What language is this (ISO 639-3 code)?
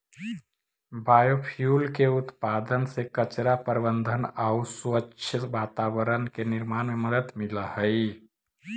mag